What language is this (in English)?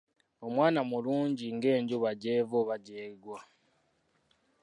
Ganda